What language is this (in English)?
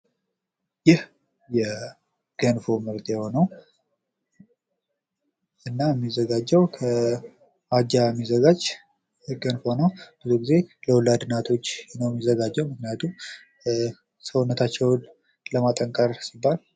Amharic